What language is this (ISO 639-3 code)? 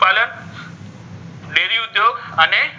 guj